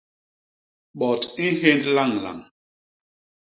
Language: Basaa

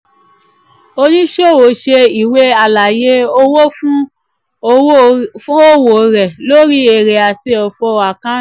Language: Yoruba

